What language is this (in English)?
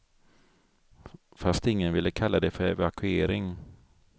Swedish